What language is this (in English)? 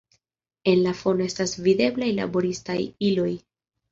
Esperanto